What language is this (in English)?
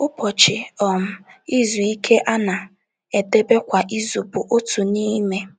Igbo